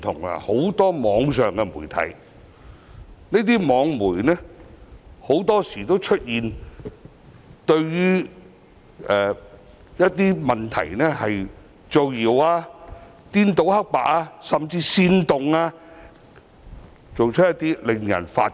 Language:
Cantonese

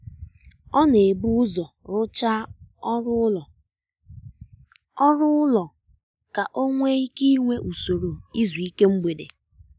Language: Igbo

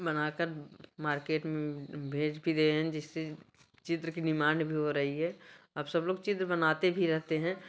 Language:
Hindi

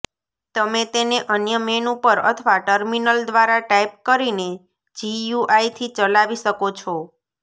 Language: Gujarati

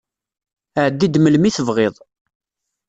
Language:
Kabyle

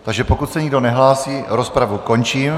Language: Czech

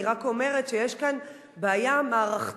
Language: Hebrew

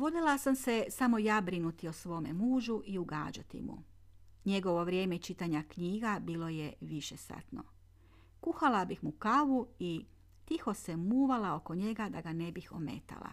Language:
Croatian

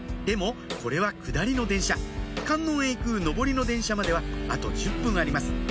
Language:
Japanese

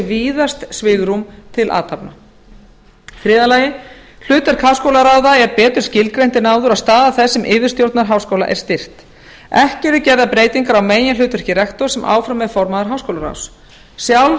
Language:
Icelandic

